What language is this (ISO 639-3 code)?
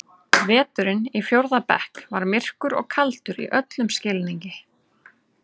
isl